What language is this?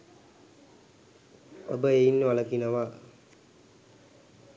Sinhala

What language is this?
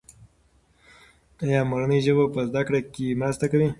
Pashto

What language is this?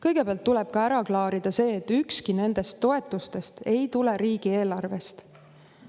Estonian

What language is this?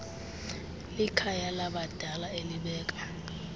Xhosa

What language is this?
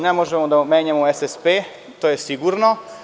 Serbian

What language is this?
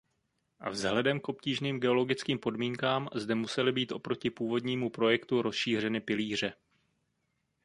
Czech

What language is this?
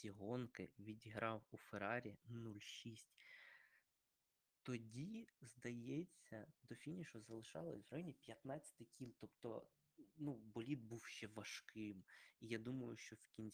Ukrainian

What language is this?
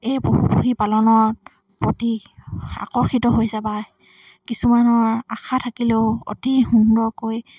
Assamese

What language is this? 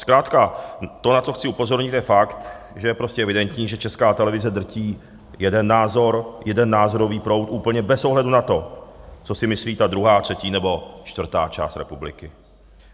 Czech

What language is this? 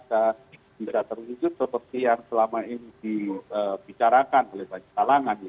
Indonesian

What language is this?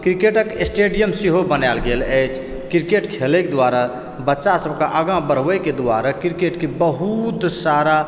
Maithili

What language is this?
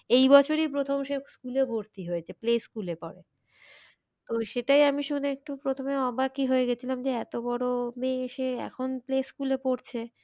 Bangla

